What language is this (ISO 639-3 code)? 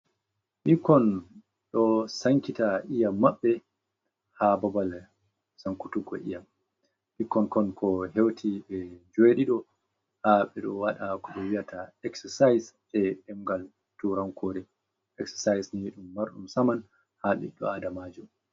ful